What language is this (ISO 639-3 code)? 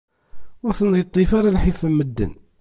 kab